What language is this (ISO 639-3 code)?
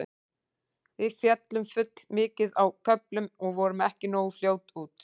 isl